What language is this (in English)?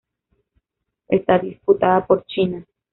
Spanish